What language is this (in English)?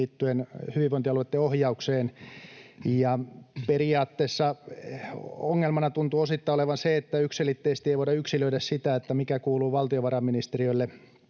Finnish